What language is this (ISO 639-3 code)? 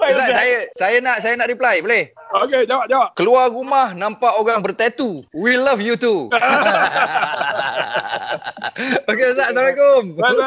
msa